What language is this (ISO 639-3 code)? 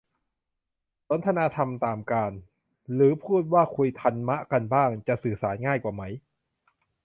tha